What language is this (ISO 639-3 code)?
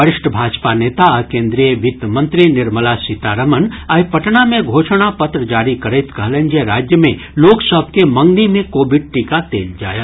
mai